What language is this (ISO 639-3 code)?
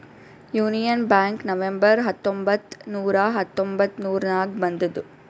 kan